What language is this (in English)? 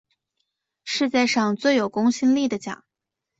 Chinese